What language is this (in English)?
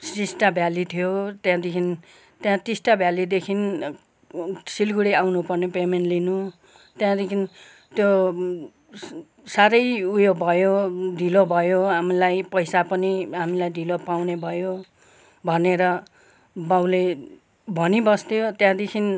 Nepali